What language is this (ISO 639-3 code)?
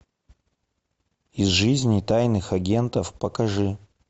rus